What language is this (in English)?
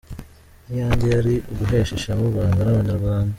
Kinyarwanda